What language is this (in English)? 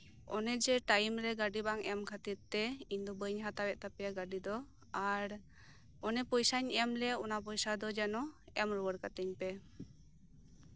Santali